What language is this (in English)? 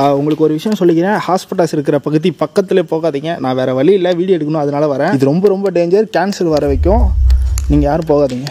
Korean